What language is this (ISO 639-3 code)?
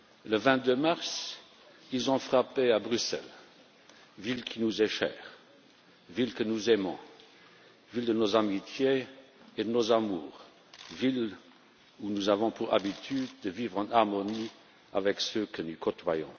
fra